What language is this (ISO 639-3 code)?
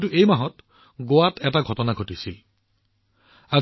asm